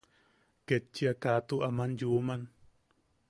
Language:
Yaqui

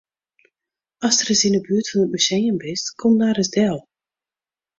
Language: Western Frisian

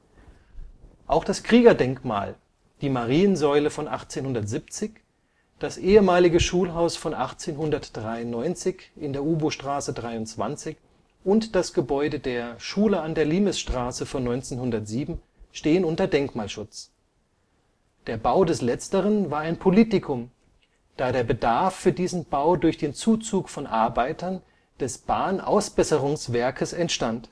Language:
German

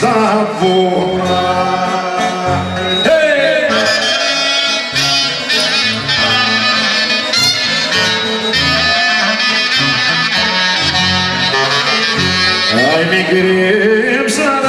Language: Arabic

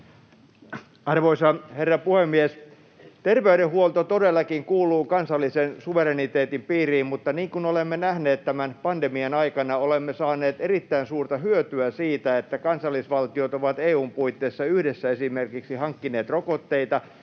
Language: Finnish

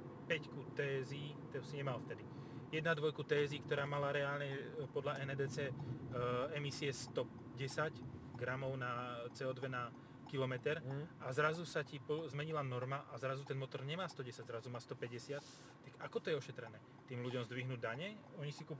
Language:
Slovak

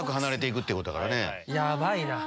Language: Japanese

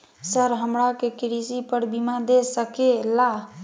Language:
Magahi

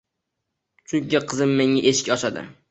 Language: Uzbek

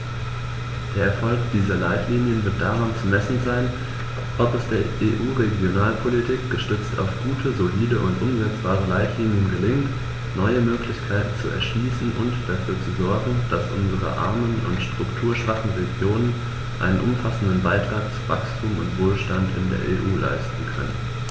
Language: German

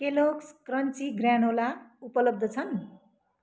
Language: Nepali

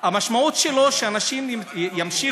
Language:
Hebrew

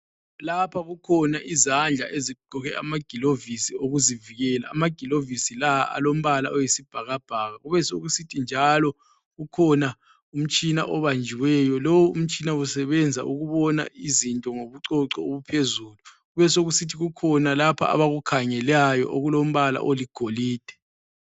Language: North Ndebele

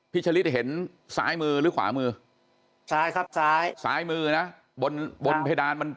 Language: Thai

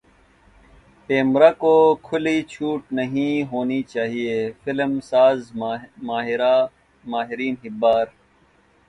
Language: Urdu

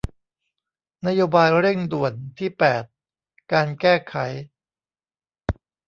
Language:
Thai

